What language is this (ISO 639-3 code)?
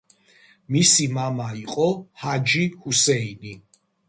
kat